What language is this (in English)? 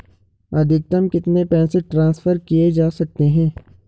Hindi